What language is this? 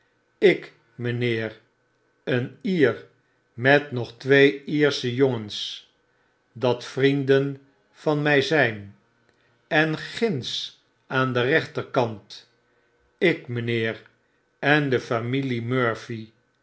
Dutch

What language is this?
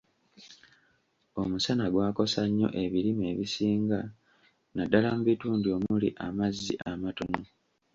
Ganda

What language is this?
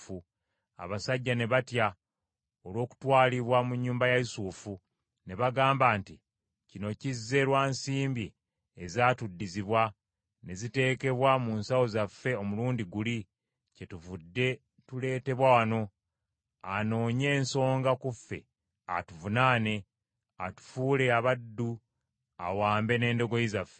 Ganda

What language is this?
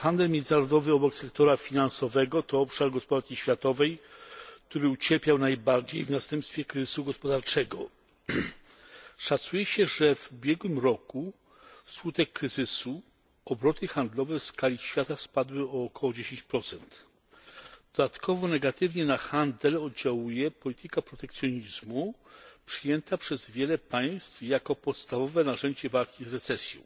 Polish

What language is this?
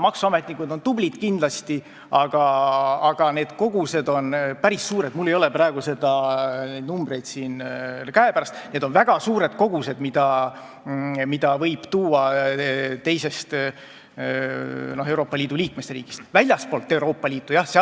Estonian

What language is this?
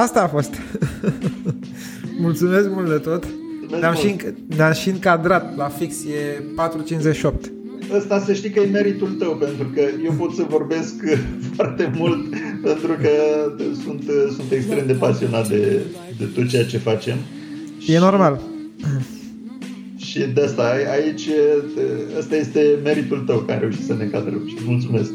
Romanian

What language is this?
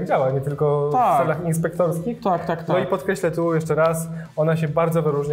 Polish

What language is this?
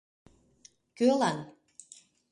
Mari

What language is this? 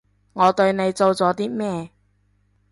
Cantonese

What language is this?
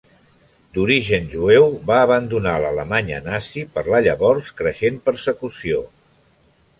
Catalan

